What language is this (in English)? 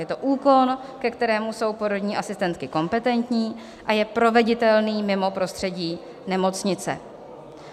Czech